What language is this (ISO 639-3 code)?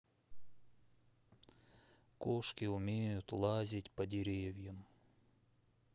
rus